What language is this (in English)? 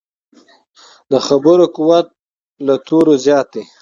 Pashto